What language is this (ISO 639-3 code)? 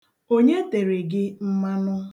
ibo